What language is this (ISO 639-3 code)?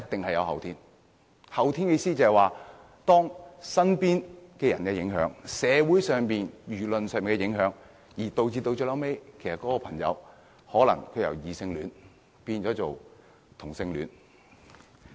yue